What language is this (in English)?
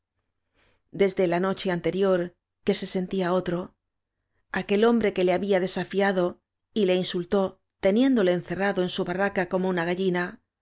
Spanish